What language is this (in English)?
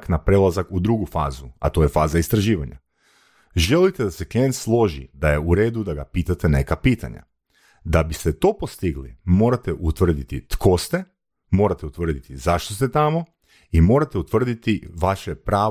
Croatian